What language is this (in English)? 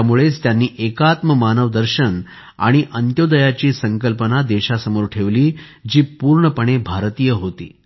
Marathi